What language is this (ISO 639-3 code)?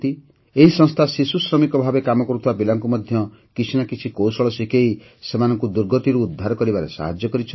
ori